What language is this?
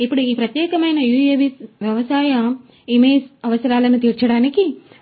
Telugu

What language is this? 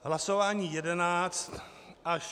Czech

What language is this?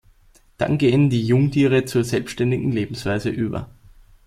German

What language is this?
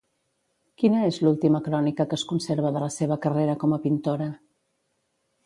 Catalan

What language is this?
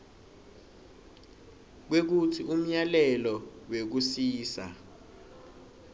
Swati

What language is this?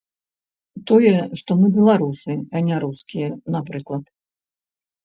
Belarusian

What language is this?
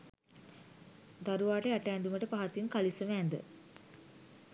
Sinhala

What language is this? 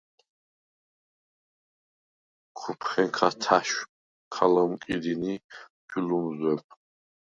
Svan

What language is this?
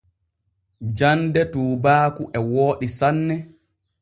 Borgu Fulfulde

